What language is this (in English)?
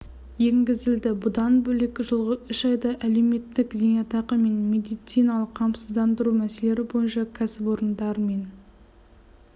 Kazakh